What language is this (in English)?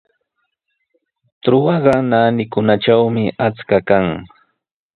Sihuas Ancash Quechua